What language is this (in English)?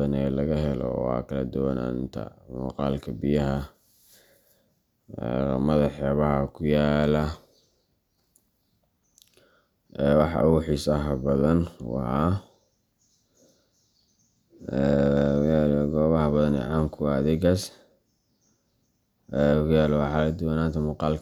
Somali